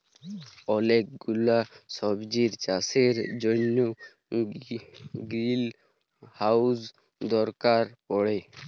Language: Bangla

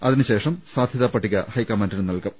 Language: Malayalam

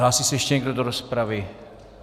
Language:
Czech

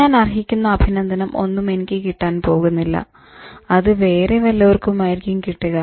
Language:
Malayalam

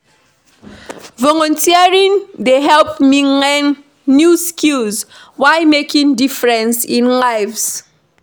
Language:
Nigerian Pidgin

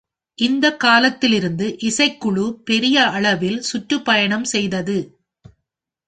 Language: Tamil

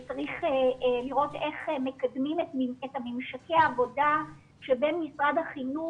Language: Hebrew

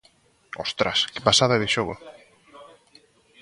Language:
Galician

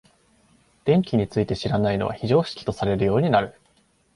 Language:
Japanese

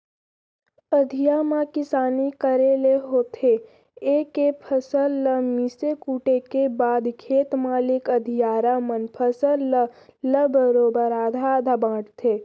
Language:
Chhattisgarhi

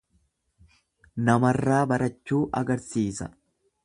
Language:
Oromo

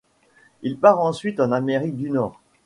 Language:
French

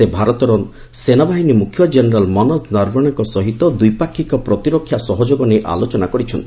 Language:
Odia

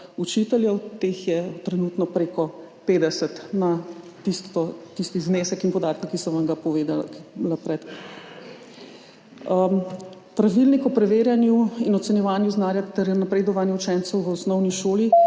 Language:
Slovenian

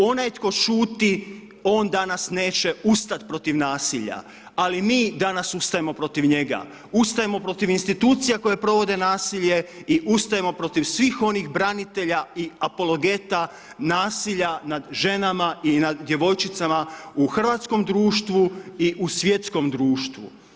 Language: Croatian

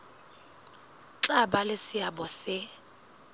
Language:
Southern Sotho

